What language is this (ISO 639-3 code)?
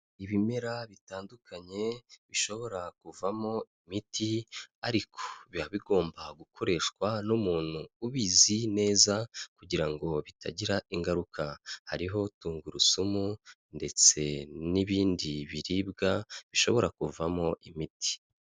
kin